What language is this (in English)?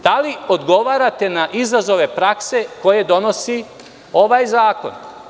Serbian